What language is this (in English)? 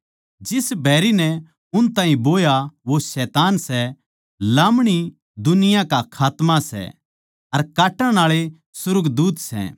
Haryanvi